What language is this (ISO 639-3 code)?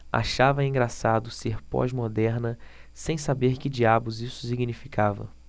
por